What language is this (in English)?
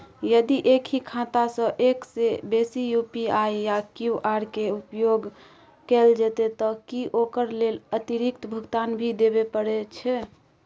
Maithili